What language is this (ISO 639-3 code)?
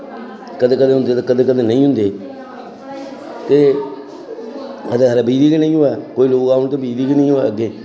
doi